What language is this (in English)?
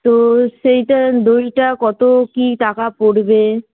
Bangla